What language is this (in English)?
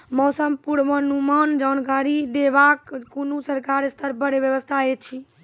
Maithili